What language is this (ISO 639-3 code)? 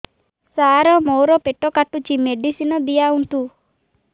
ori